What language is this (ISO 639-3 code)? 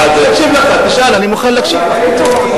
heb